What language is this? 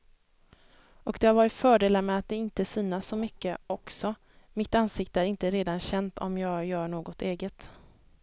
Swedish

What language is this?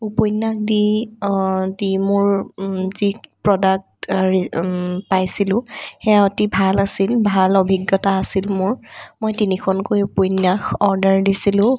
Assamese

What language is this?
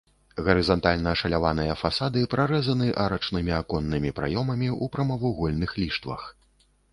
Belarusian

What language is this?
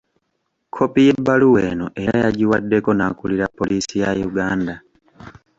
Ganda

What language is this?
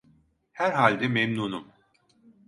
Turkish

